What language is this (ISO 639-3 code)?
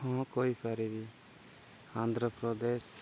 ori